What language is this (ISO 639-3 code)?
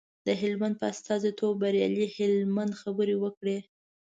pus